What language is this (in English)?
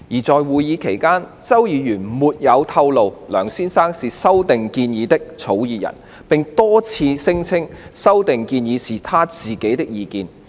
Cantonese